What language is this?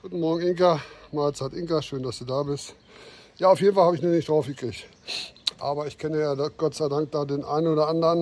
German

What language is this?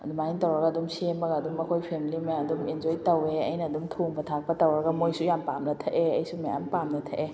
Manipuri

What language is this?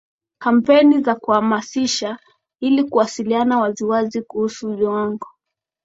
Swahili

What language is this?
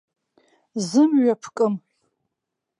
Abkhazian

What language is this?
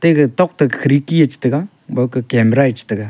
Wancho Naga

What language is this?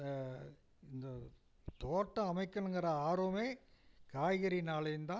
Tamil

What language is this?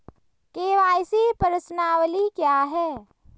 Hindi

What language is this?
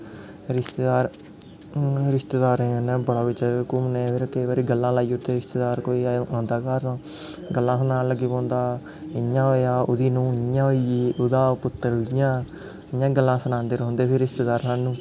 Dogri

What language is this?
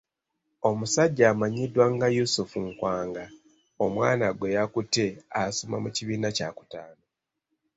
Ganda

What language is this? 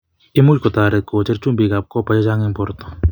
Kalenjin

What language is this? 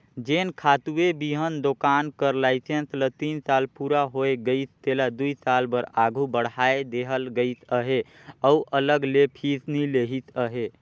Chhattisgarhi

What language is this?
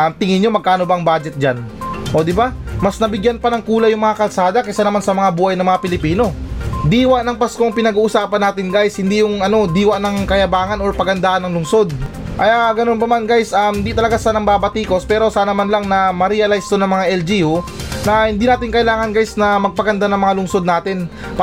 Filipino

